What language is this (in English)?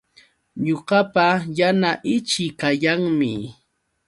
Yauyos Quechua